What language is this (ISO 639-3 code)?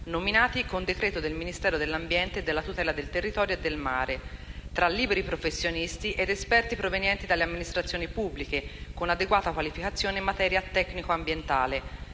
ita